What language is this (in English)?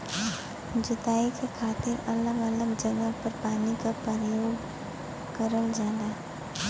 Bhojpuri